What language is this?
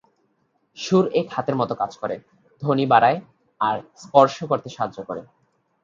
Bangla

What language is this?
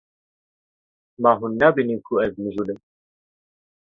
Kurdish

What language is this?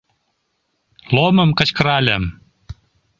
Mari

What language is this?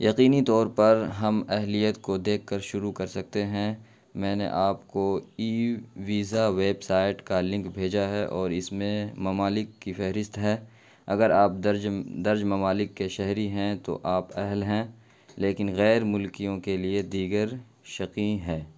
Urdu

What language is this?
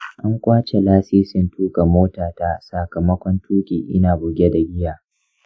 Hausa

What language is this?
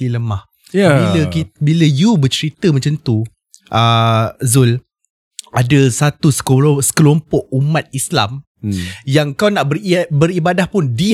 Malay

